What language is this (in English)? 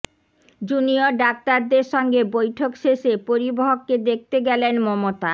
Bangla